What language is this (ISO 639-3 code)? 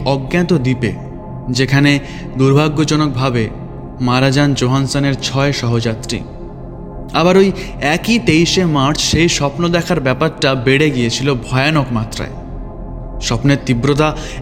ben